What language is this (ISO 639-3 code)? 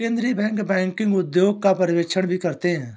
hin